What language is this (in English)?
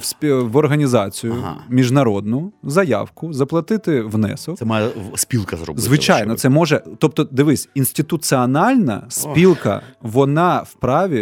Ukrainian